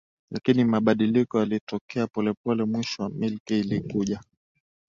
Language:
Swahili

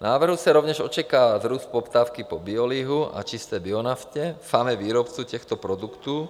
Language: Czech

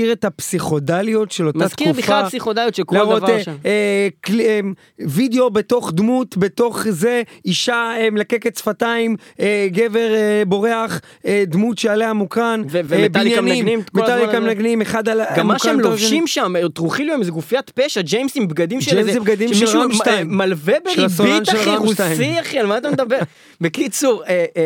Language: Hebrew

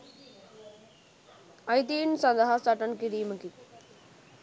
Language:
Sinhala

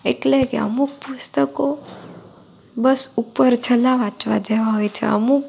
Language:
Gujarati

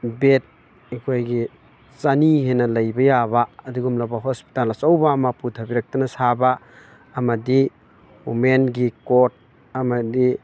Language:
Manipuri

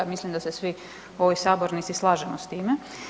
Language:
Croatian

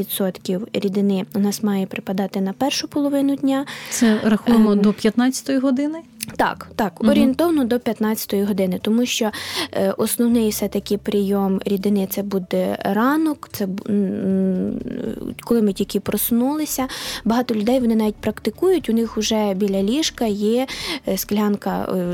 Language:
Ukrainian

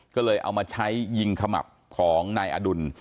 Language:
Thai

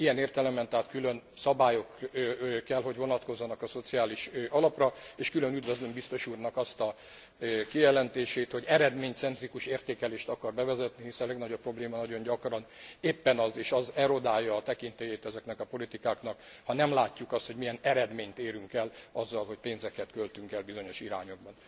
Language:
Hungarian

